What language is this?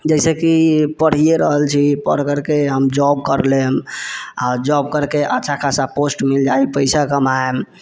Maithili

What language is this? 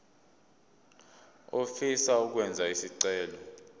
Zulu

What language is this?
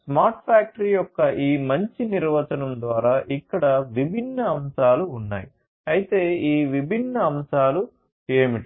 Telugu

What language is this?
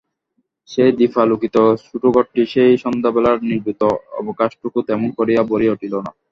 Bangla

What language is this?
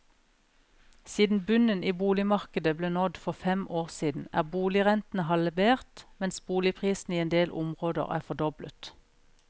Norwegian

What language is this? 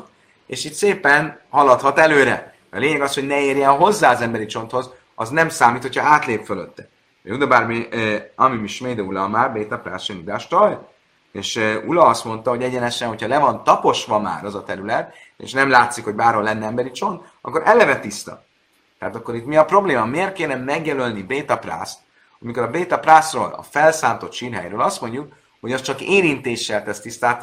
Hungarian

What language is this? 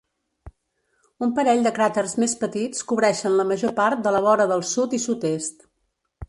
Catalan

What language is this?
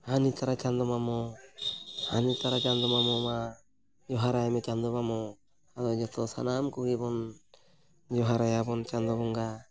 Santali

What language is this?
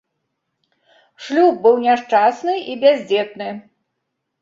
Belarusian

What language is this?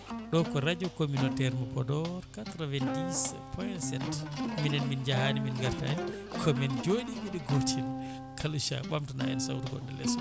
Fula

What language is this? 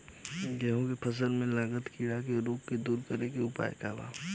Bhojpuri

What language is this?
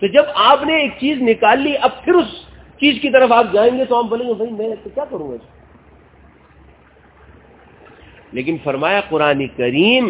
Urdu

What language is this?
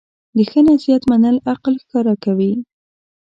Pashto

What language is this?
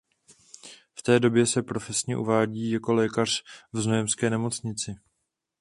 Czech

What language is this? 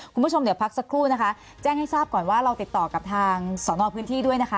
Thai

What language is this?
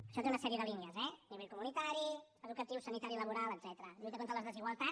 Catalan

